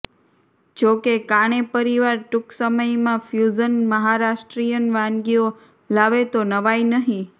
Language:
Gujarati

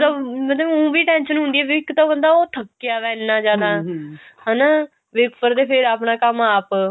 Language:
Punjabi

